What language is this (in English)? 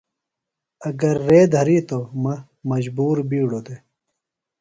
Phalura